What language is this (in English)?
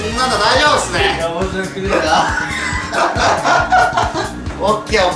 Japanese